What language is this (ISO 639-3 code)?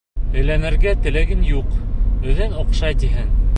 bak